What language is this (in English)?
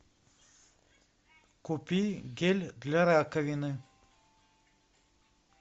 Russian